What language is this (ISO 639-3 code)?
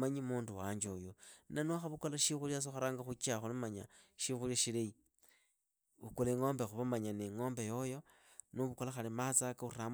ida